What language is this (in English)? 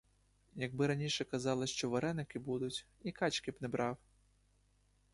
Ukrainian